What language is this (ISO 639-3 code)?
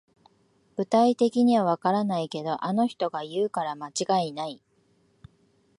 jpn